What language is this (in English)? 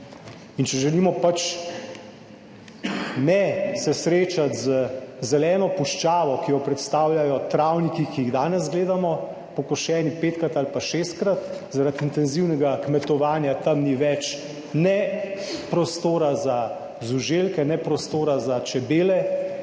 Slovenian